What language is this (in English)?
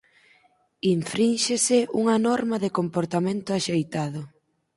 Galician